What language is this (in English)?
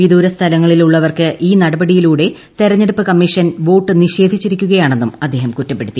Malayalam